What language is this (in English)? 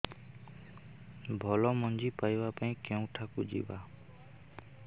Odia